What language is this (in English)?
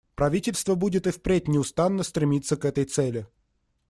Russian